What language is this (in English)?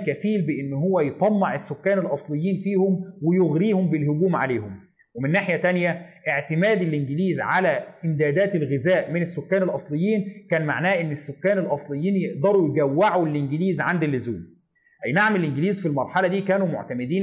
Arabic